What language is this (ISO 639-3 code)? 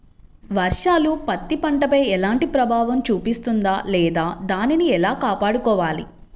tel